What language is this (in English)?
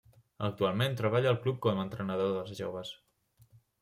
Catalan